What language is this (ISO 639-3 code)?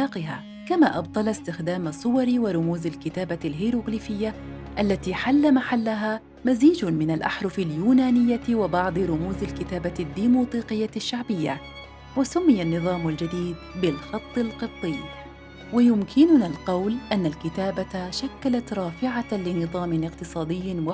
ara